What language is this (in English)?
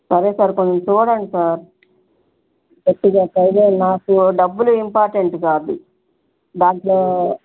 Telugu